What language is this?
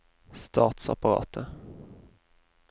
Norwegian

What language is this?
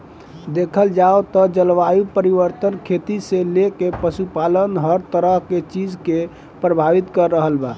Bhojpuri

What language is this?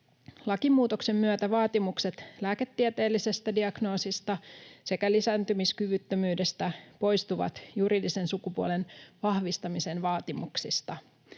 Finnish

